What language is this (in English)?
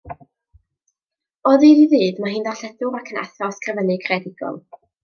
Welsh